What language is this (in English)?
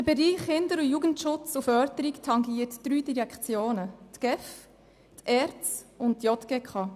Swiss German